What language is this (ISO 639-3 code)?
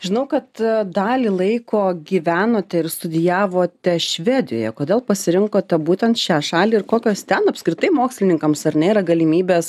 lit